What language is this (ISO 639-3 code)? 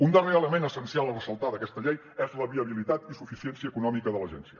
cat